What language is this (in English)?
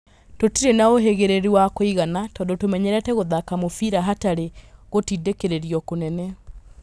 Kikuyu